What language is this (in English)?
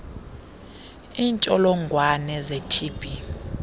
Xhosa